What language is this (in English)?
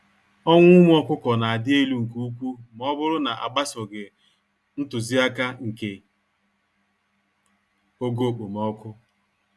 Igbo